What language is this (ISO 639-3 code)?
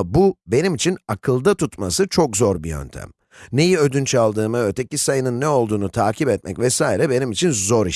tur